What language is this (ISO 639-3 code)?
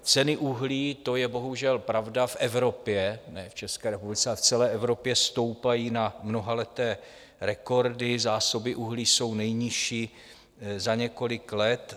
ces